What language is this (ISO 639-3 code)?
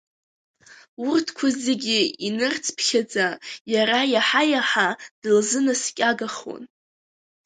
abk